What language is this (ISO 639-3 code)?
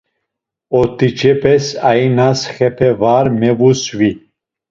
lzz